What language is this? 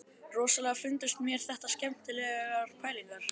Icelandic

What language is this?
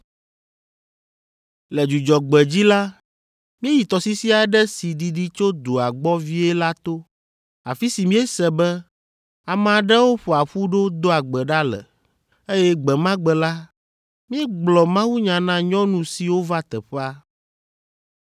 Ewe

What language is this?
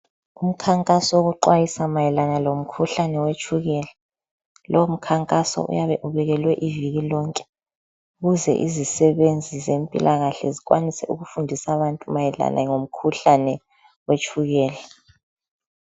North Ndebele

